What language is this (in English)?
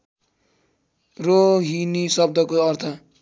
Nepali